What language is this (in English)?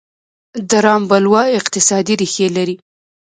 Pashto